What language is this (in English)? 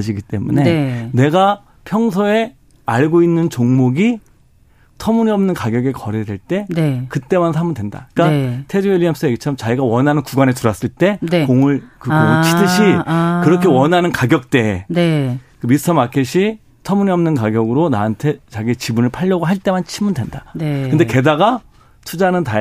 Korean